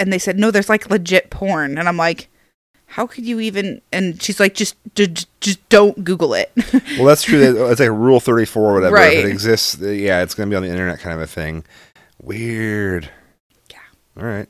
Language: English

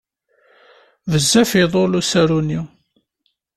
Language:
Kabyle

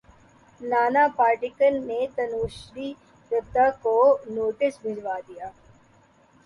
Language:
Urdu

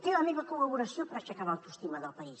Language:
Catalan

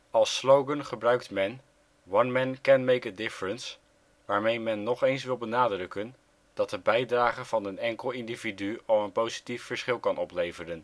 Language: Dutch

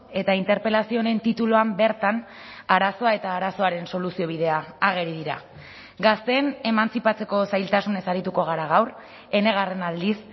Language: Basque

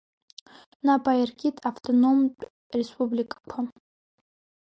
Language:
Abkhazian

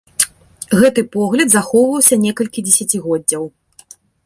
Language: Belarusian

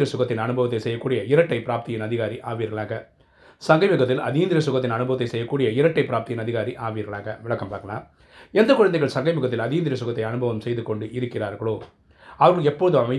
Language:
Tamil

